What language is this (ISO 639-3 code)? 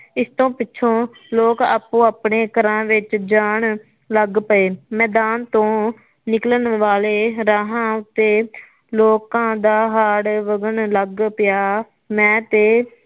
pan